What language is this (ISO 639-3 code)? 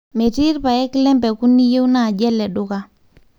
mas